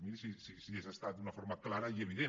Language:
Catalan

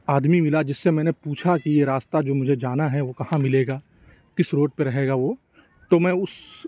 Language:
Urdu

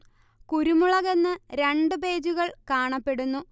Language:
Malayalam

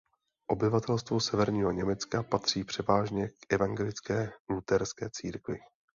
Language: Czech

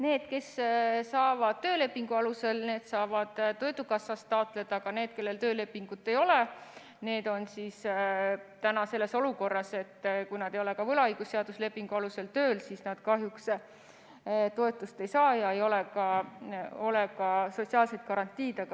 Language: Estonian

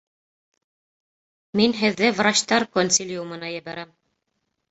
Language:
Bashkir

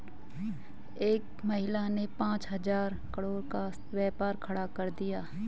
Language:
Hindi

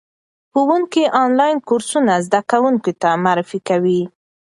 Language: Pashto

